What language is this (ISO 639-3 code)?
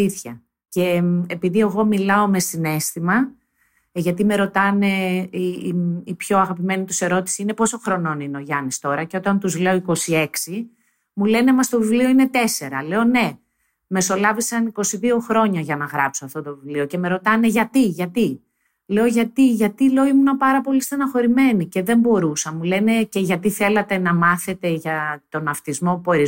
ell